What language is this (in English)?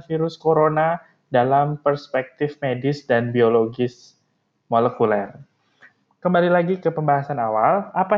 Indonesian